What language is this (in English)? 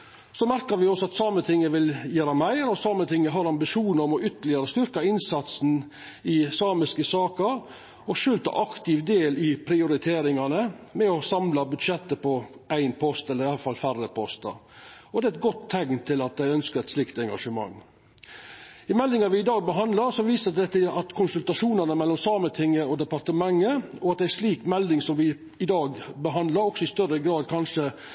Norwegian Nynorsk